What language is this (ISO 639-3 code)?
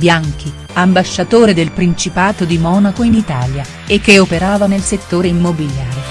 ita